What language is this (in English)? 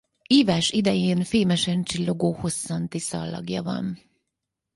Hungarian